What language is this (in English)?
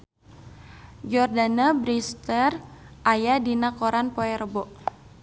Sundanese